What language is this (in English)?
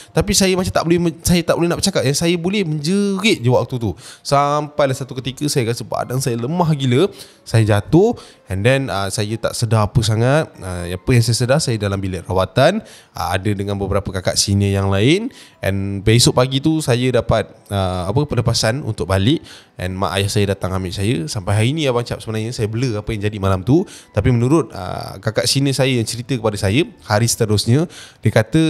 Malay